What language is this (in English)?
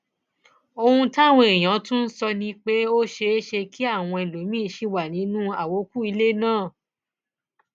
Yoruba